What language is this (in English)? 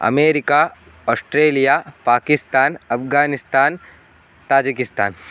Sanskrit